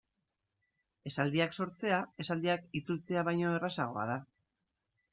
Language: Basque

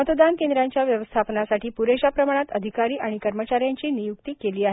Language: Marathi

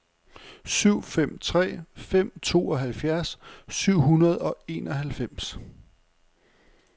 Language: Danish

